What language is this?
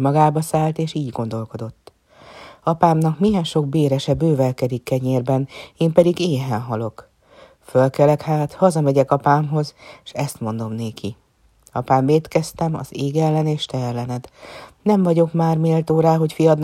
Hungarian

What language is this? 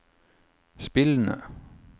Norwegian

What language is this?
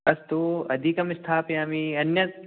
Sanskrit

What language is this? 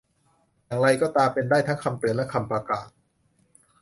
Thai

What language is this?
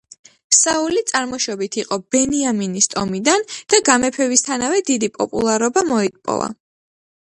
Georgian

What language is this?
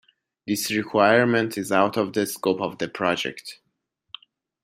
English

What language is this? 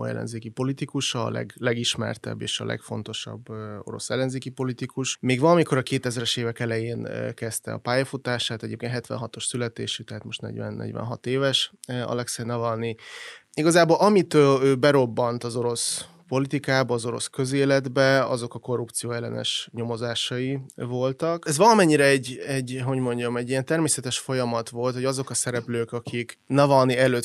Hungarian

